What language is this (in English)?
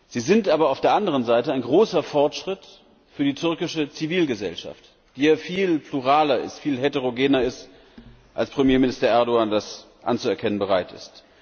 German